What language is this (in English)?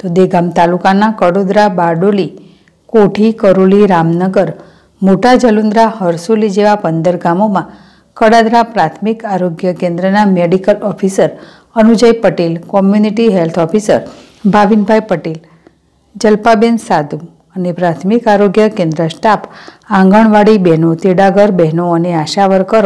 Russian